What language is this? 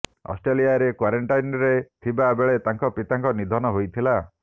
Odia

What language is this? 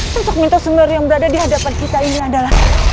Indonesian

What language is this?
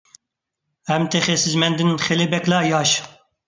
Uyghur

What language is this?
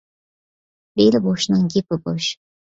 Uyghur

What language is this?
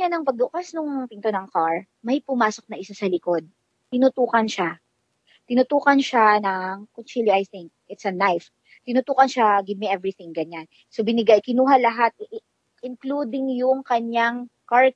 Filipino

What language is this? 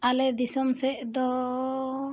Santali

